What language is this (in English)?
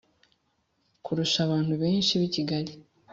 Kinyarwanda